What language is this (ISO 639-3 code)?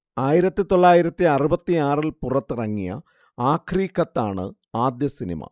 mal